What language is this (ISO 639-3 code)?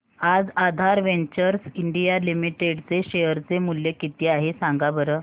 mar